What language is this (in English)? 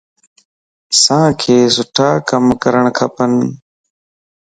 Lasi